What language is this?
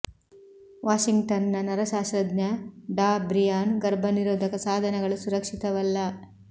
Kannada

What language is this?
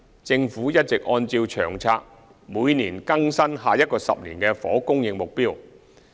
Cantonese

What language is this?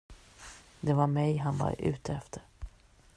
Swedish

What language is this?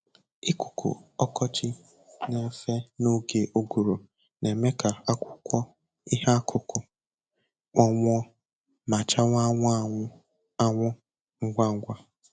Igbo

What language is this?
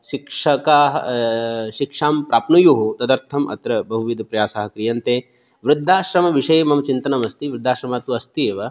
Sanskrit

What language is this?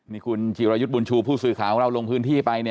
Thai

